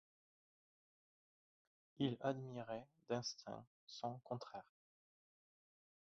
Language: French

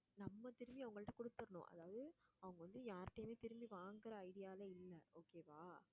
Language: Tamil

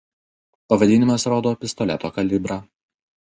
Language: Lithuanian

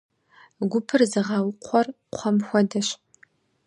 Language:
Kabardian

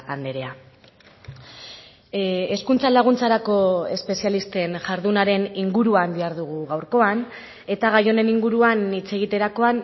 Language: Basque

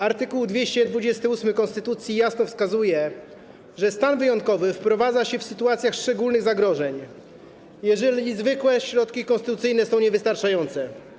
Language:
Polish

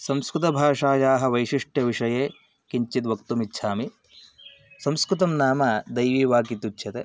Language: Sanskrit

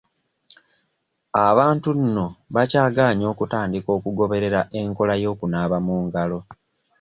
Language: Ganda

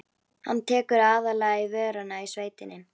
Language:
Icelandic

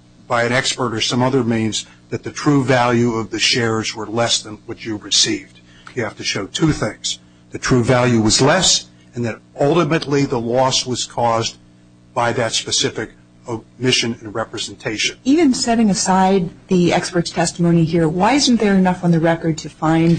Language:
English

